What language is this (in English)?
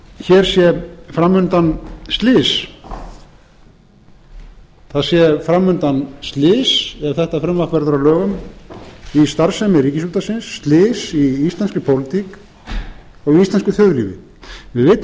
Icelandic